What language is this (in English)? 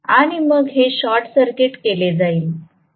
Marathi